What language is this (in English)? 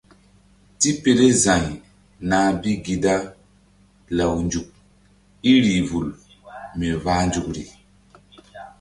Mbum